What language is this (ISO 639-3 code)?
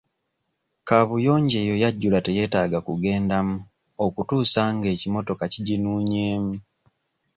lug